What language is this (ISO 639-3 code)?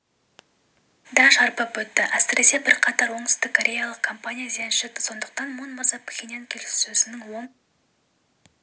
kaz